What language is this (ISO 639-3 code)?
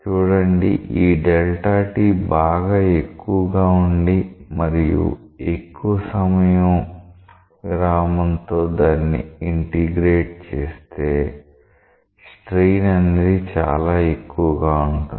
tel